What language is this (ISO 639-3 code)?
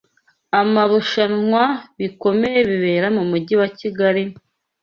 kin